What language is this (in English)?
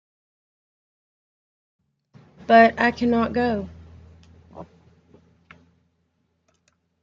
English